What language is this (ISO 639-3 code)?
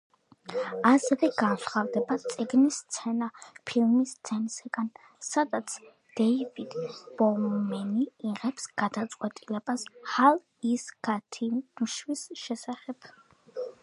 kat